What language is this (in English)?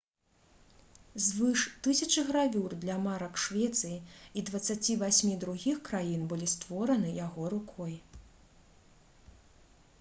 Belarusian